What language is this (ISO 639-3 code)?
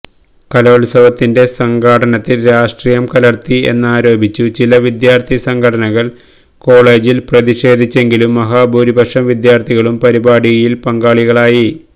mal